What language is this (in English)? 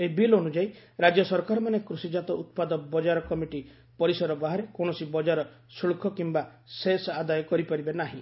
Odia